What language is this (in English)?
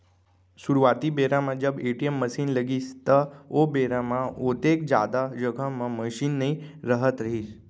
Chhattisgarhi